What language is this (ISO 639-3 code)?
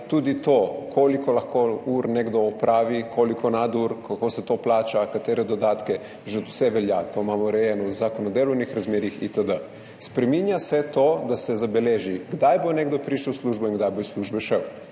slv